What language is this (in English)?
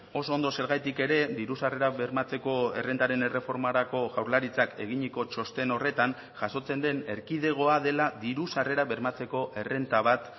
Basque